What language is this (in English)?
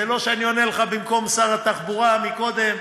Hebrew